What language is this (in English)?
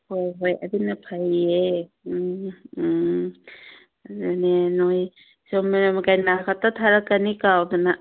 Manipuri